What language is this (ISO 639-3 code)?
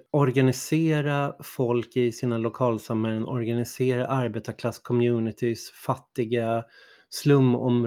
swe